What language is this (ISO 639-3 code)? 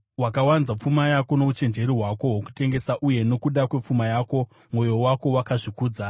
sna